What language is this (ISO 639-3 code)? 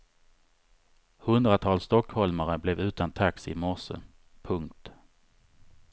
swe